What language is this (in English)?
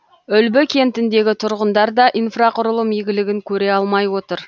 Kazakh